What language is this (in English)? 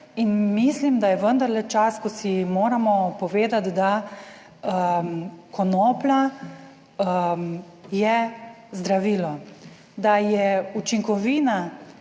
Slovenian